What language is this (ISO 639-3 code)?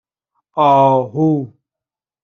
fas